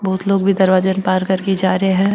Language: Marwari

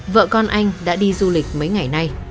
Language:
Vietnamese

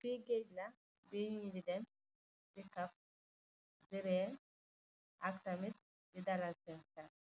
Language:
Wolof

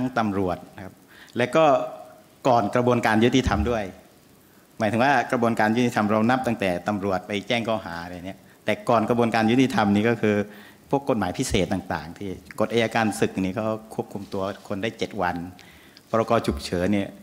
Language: Thai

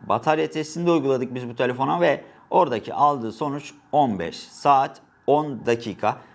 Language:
Turkish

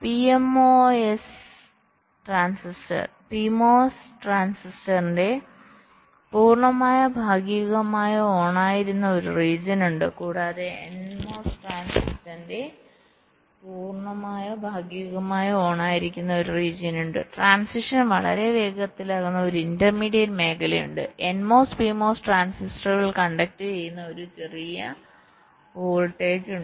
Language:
Malayalam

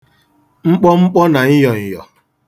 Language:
Igbo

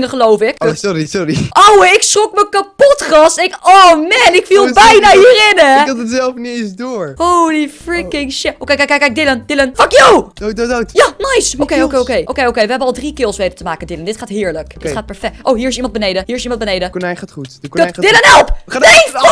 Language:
Dutch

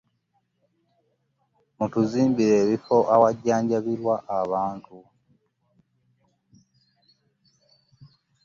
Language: Ganda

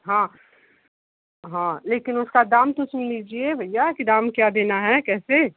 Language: Hindi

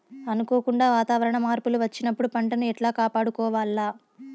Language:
Telugu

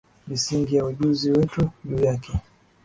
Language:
Swahili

